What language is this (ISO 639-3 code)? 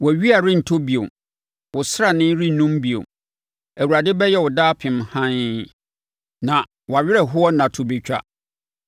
aka